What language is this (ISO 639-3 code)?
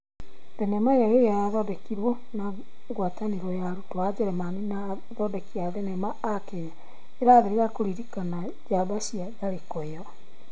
kik